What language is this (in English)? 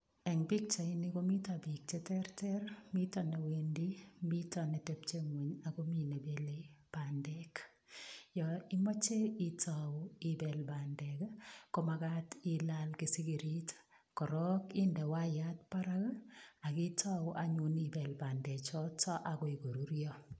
Kalenjin